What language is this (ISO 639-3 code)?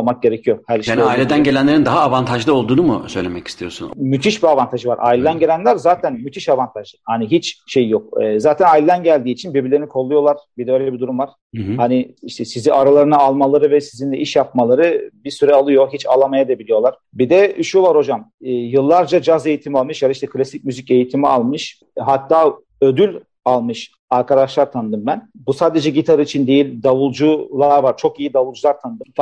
tur